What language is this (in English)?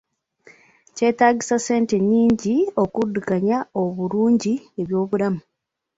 Ganda